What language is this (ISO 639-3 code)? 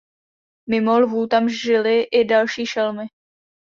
ces